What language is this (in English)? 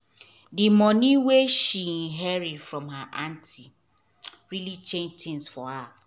Nigerian Pidgin